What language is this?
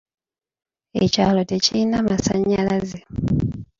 Ganda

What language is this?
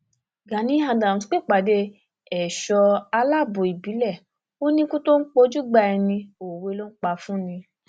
Yoruba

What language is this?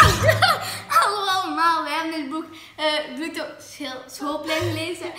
Dutch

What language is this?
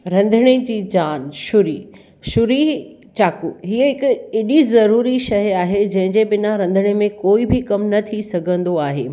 Sindhi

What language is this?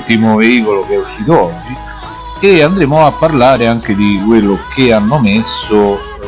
Italian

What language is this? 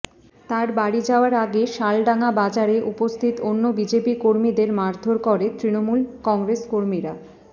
Bangla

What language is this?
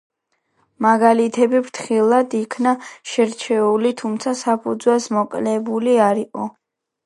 Georgian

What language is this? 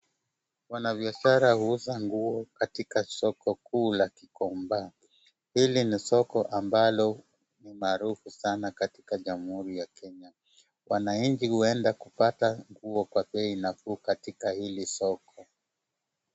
Swahili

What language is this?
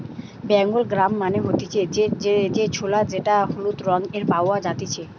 Bangla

